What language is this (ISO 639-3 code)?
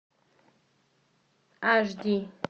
rus